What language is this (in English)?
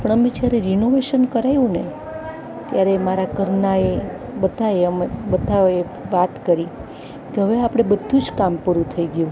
Gujarati